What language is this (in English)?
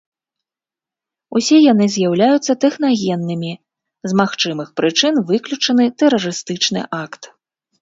Belarusian